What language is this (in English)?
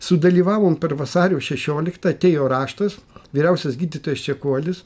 Lithuanian